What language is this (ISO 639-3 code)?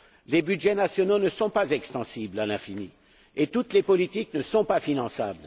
fra